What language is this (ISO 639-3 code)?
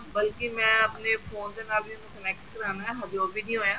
pan